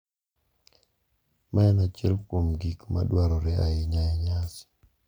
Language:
Luo (Kenya and Tanzania)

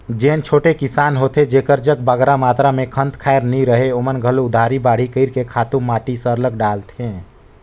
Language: Chhattisgarhi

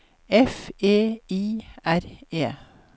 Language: Norwegian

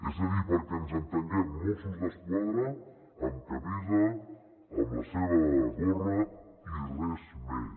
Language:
Catalan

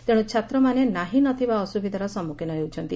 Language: Odia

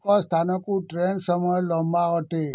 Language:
Odia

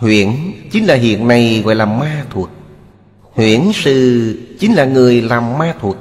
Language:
Vietnamese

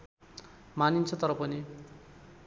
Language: Nepali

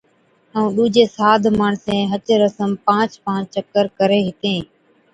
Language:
Od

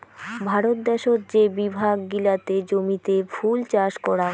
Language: Bangla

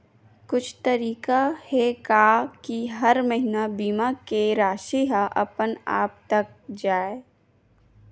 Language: Chhattisgarhi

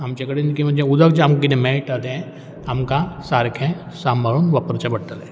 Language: Konkani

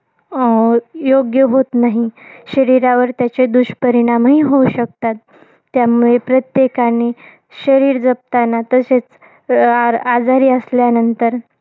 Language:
Marathi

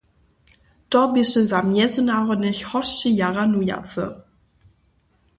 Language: Upper Sorbian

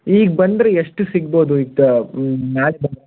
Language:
Kannada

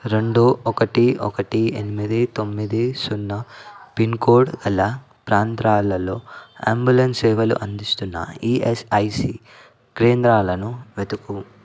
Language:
Telugu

